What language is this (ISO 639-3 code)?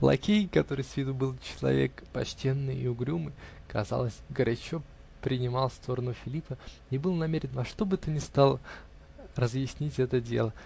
rus